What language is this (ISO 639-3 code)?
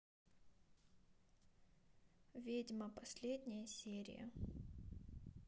rus